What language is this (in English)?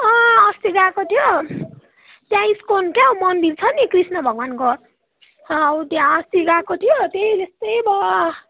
Nepali